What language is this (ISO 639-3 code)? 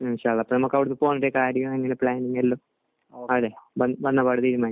mal